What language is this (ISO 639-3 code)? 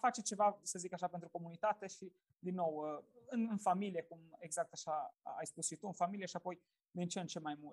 ron